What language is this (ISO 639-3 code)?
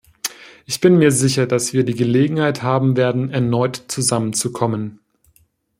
deu